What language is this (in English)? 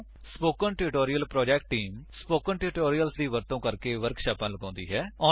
Punjabi